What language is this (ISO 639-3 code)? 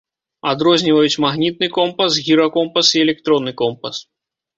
bel